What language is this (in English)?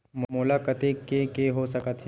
Chhattisgarhi